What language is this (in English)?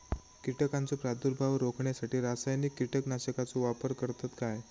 Marathi